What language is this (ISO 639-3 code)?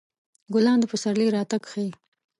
pus